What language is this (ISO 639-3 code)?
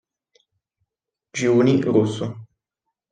ita